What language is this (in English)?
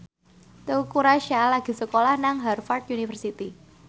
Javanese